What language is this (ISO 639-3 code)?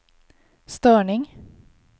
swe